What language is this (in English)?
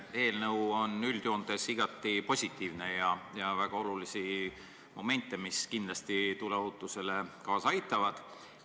Estonian